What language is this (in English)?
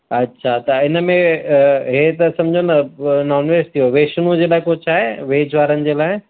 Sindhi